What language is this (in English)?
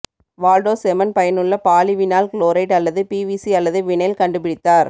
Tamil